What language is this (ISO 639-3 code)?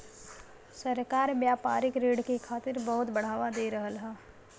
bho